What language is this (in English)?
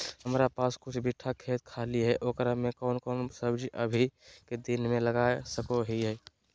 Magahi